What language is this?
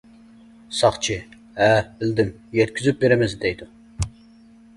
Uyghur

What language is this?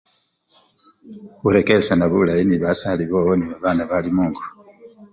Luyia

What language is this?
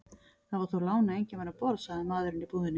Icelandic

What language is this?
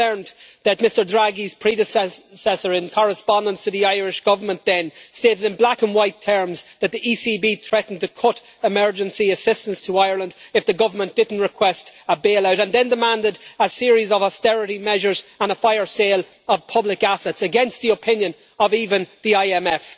English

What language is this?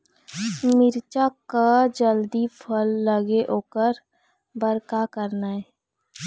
Chhattisgarhi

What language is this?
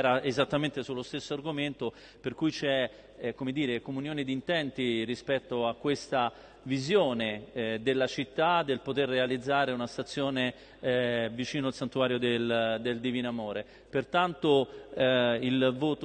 Italian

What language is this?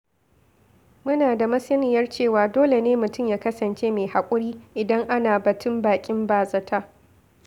Hausa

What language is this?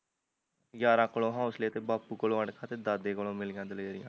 Punjabi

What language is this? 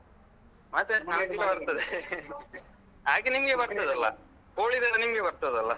Kannada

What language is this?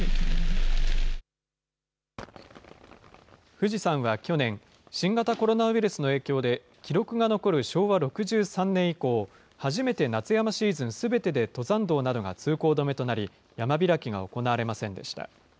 Japanese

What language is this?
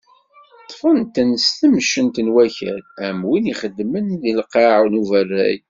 Kabyle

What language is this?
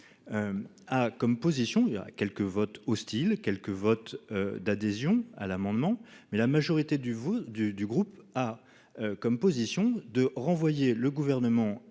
French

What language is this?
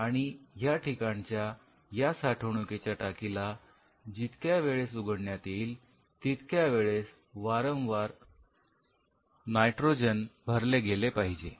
Marathi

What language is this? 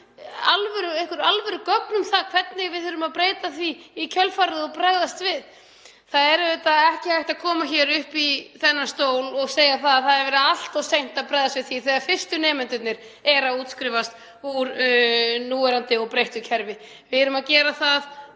Icelandic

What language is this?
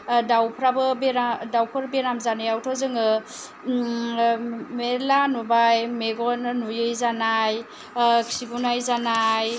Bodo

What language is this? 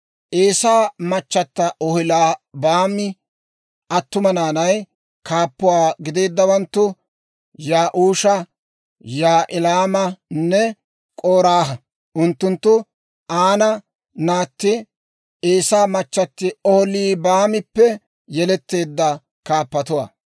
Dawro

